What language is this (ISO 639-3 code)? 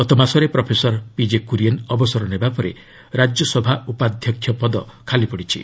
ori